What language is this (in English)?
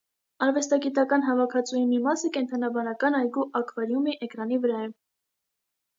Armenian